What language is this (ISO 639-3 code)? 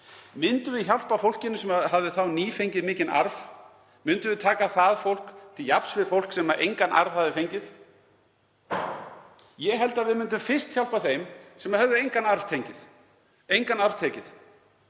isl